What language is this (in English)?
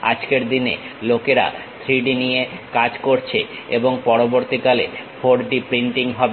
Bangla